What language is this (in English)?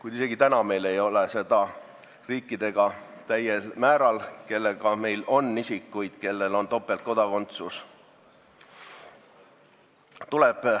Estonian